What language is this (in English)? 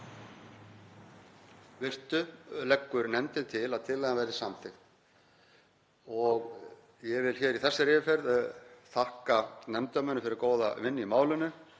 Icelandic